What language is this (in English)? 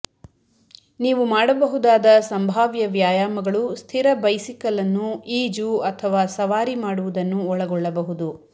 Kannada